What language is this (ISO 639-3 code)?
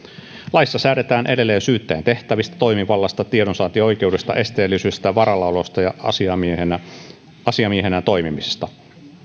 fin